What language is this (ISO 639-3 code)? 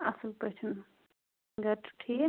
kas